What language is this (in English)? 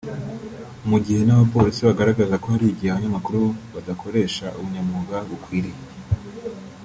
Kinyarwanda